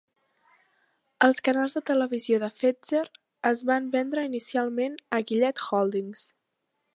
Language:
Catalan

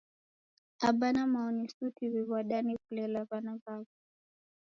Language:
Taita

